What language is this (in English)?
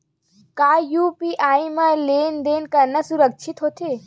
Chhattisgarhi